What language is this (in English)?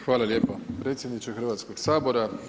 Croatian